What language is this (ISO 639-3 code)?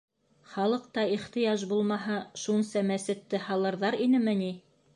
bak